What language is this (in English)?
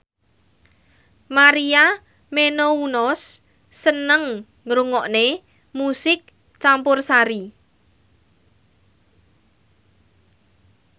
Javanese